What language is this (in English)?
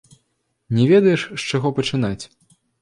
Belarusian